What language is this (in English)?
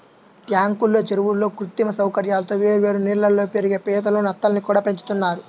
Telugu